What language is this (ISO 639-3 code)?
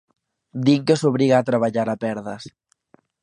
glg